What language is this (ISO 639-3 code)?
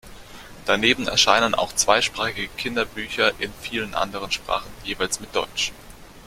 deu